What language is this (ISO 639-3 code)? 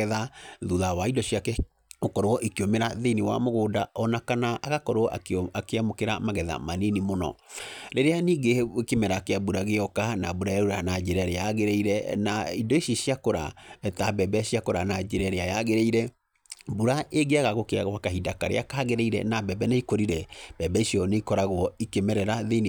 kik